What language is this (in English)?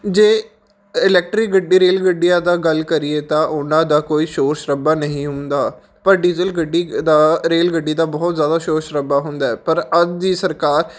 Punjabi